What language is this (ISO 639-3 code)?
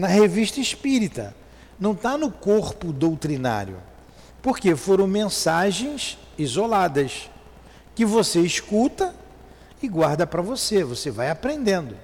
por